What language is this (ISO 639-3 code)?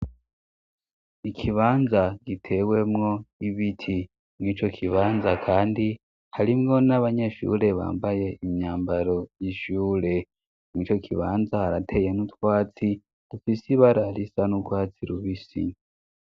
run